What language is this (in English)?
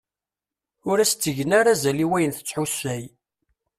Kabyle